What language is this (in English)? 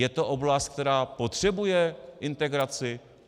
Czech